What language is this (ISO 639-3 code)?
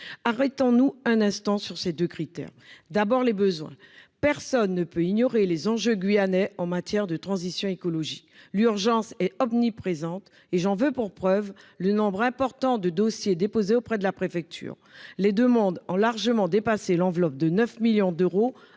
fra